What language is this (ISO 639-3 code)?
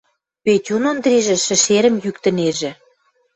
mrj